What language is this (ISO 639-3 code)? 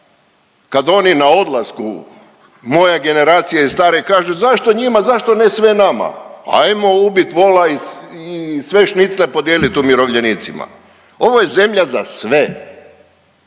hrv